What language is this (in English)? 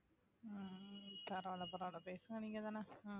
Tamil